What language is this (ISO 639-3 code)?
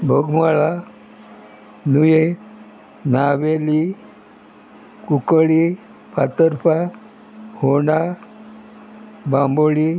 kok